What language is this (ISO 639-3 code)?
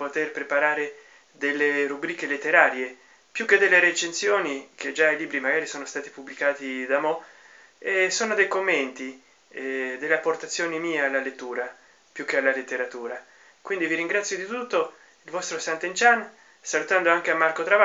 ita